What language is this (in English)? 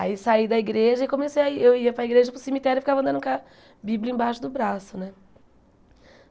Portuguese